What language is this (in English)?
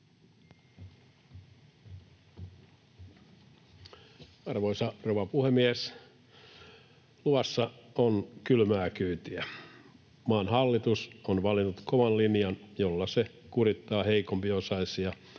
Finnish